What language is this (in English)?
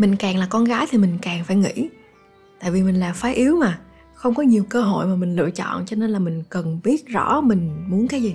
Vietnamese